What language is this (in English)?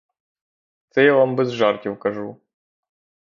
Ukrainian